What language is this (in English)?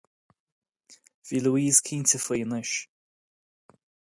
Irish